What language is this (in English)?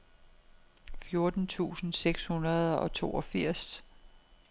Danish